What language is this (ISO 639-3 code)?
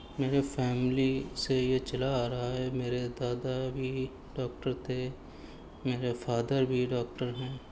urd